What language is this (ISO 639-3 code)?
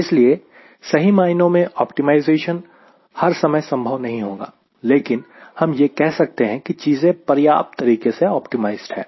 hin